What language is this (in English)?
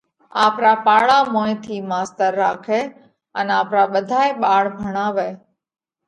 Parkari Koli